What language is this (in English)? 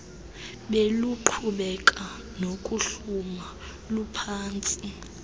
Xhosa